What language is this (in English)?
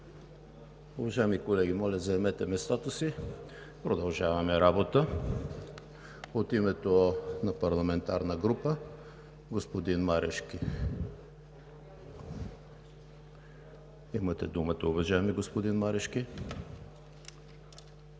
Bulgarian